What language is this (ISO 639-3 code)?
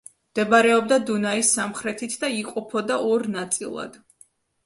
kat